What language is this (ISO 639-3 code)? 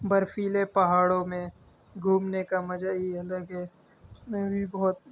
urd